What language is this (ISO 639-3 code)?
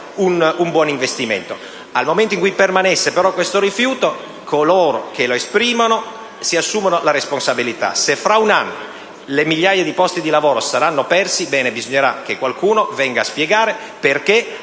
ita